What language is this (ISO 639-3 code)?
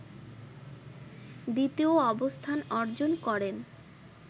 ben